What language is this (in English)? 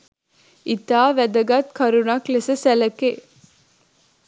Sinhala